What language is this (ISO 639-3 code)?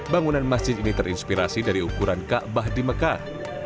ind